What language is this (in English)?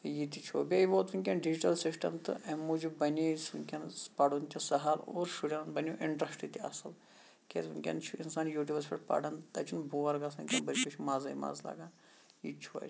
Kashmiri